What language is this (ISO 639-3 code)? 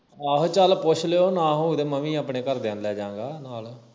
pan